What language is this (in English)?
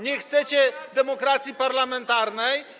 Polish